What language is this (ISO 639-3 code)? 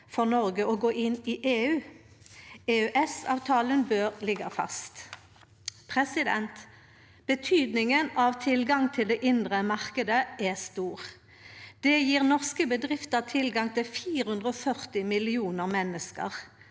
nor